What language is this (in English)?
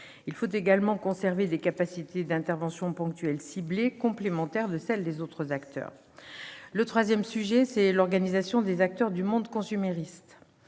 French